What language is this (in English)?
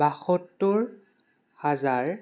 Assamese